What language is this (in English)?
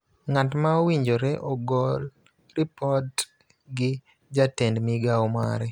Luo (Kenya and Tanzania)